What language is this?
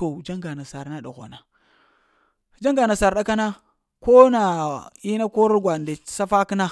Lamang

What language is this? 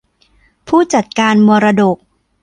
Thai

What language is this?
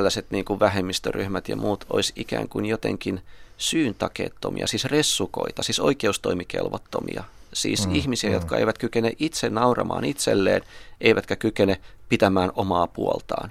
Finnish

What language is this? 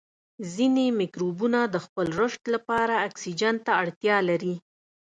Pashto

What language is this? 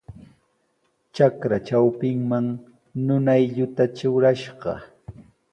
Sihuas Ancash Quechua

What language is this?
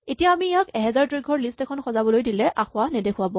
Assamese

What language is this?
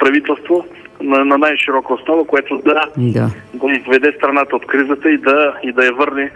Bulgarian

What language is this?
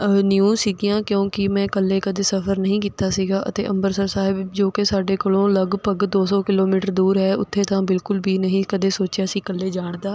Punjabi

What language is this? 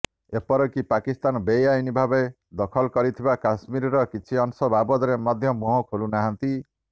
Odia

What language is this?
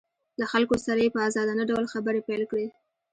Pashto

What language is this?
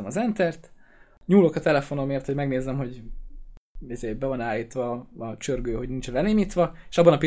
Hungarian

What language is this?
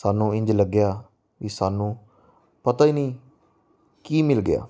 Punjabi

